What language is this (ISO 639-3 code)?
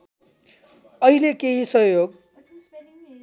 nep